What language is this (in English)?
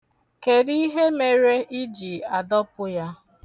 Igbo